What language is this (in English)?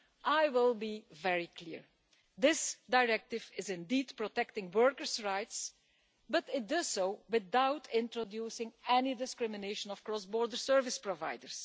English